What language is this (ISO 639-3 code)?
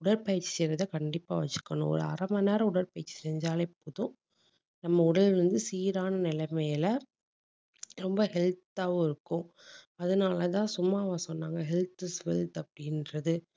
tam